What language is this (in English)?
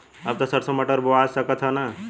Bhojpuri